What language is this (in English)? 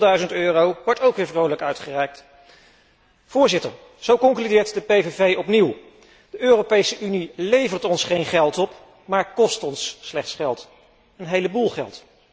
Dutch